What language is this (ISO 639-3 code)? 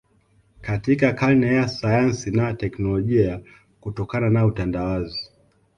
swa